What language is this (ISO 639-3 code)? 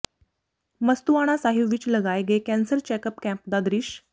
pan